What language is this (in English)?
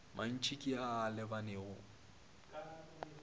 Northern Sotho